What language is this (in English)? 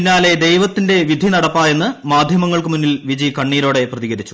Malayalam